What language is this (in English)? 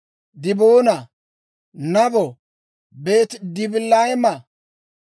Dawro